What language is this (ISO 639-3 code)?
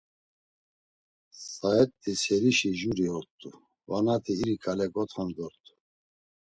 lzz